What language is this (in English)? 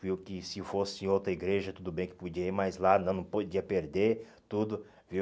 Portuguese